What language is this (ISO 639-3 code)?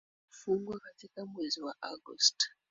swa